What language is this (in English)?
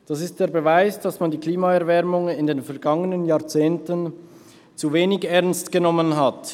Swiss German